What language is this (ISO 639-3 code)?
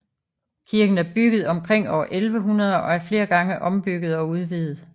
dan